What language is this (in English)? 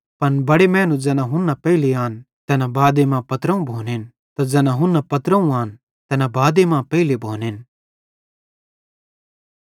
Bhadrawahi